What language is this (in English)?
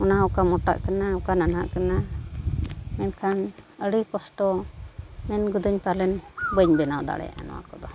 Santali